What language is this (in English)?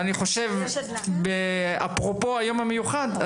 Hebrew